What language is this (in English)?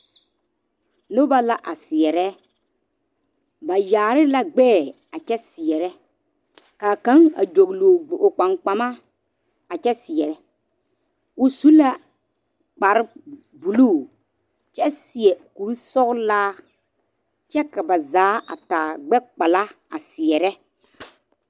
Southern Dagaare